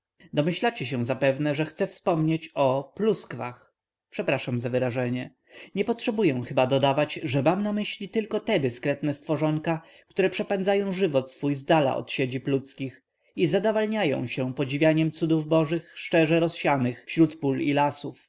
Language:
Polish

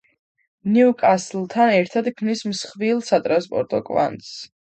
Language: Georgian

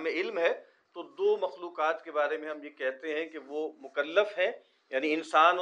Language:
Urdu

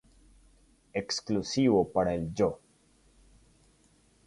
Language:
Spanish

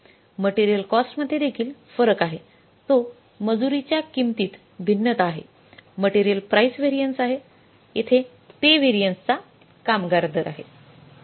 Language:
Marathi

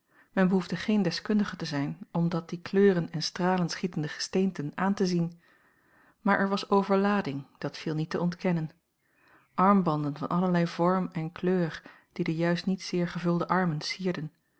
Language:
Dutch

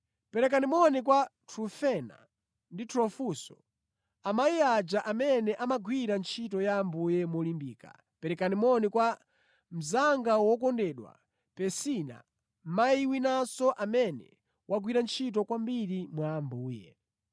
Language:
Nyanja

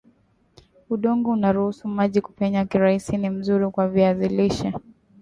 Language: Swahili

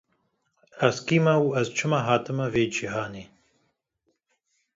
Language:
Kurdish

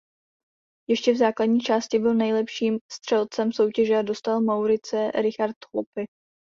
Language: Czech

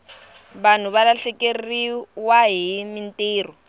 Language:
Tsonga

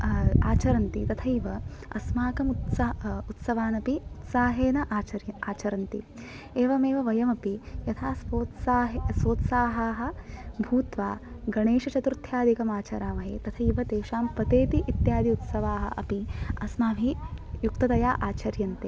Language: Sanskrit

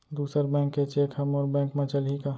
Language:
Chhattisgarhi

